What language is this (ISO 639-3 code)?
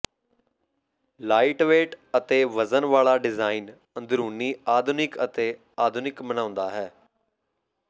pan